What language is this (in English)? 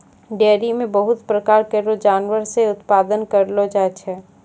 Maithili